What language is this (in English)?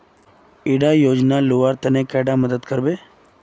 Magahi